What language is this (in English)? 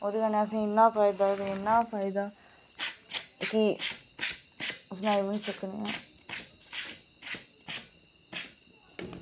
Dogri